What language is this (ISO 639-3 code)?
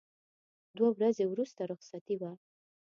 pus